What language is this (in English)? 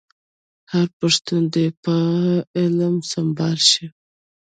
Pashto